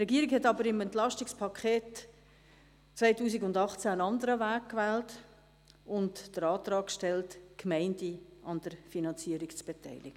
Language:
Swiss German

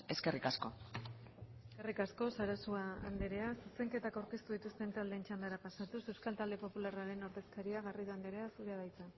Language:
Basque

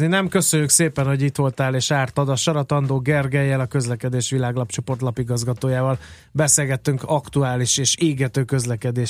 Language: Hungarian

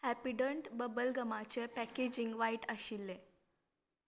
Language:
Konkani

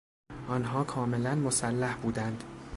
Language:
Persian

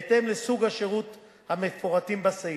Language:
Hebrew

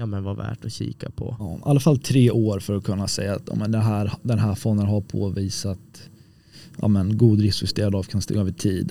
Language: Swedish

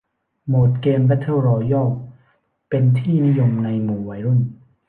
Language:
Thai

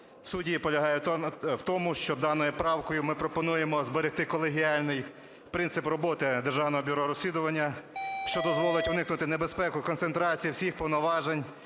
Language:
Ukrainian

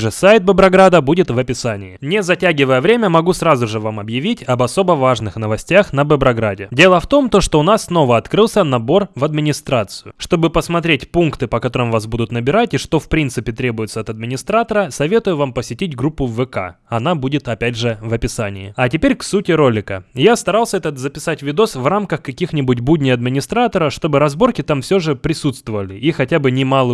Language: Russian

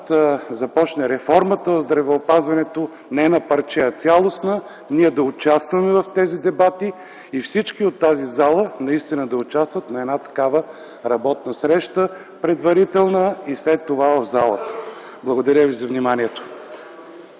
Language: Bulgarian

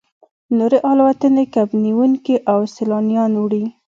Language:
Pashto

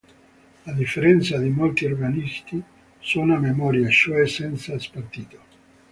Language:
Italian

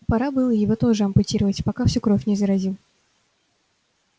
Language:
Russian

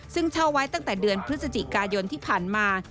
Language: Thai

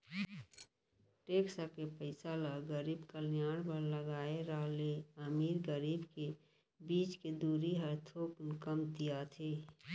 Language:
Chhattisgarhi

